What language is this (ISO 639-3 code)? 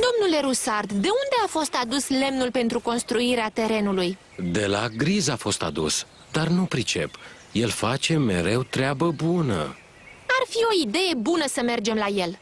ron